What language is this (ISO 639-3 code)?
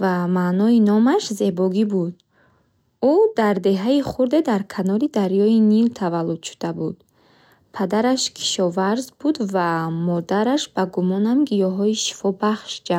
bhh